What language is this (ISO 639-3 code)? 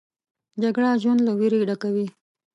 pus